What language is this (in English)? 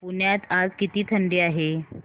Marathi